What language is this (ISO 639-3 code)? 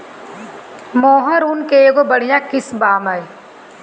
bho